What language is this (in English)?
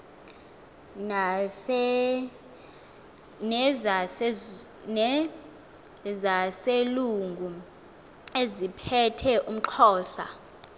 Xhosa